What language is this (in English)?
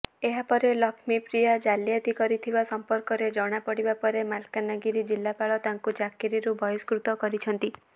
Odia